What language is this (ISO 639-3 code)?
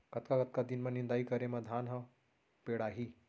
hne